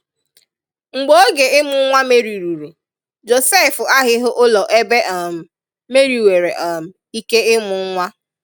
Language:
Igbo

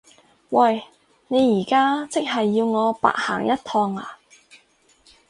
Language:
Cantonese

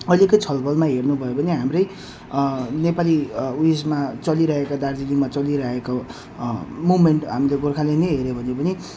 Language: Nepali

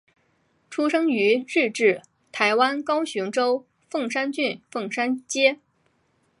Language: Chinese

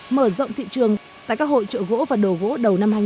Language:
Vietnamese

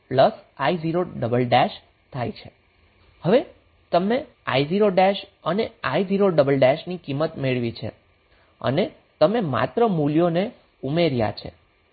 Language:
Gujarati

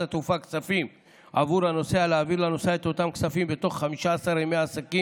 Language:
Hebrew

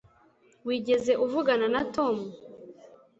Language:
Kinyarwanda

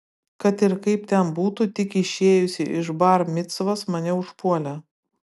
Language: Lithuanian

